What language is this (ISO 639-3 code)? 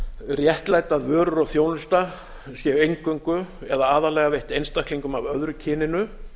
isl